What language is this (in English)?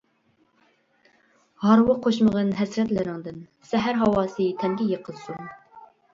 Uyghur